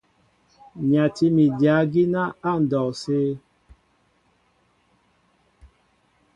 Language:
Mbo (Cameroon)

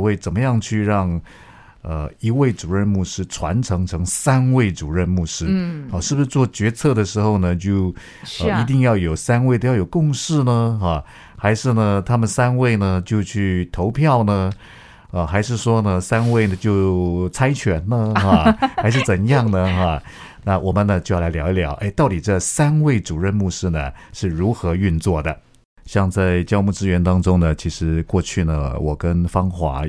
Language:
Chinese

